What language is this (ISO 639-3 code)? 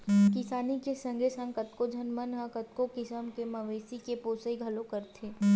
hne